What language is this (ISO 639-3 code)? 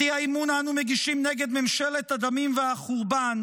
heb